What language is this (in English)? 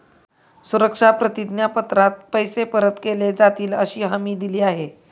Marathi